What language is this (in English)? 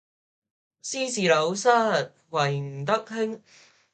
Cantonese